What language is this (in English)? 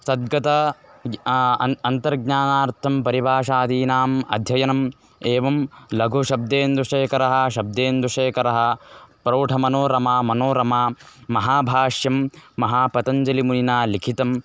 Sanskrit